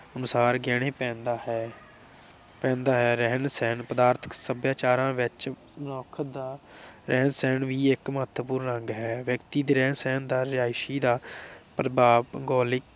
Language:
Punjabi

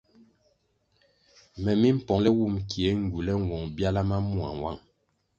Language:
Kwasio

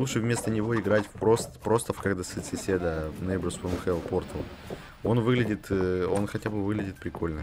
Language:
Russian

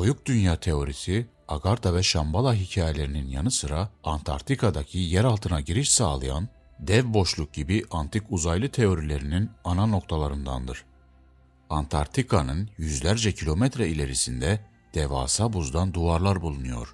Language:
Turkish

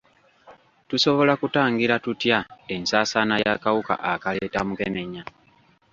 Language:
Ganda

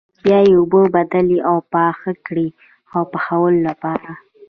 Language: Pashto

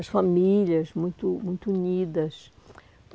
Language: Portuguese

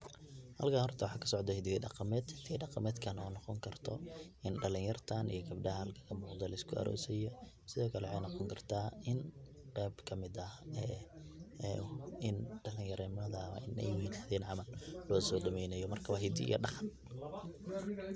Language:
Somali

